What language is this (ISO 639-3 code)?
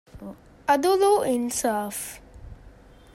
div